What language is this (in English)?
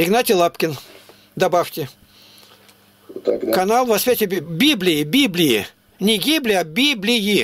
Russian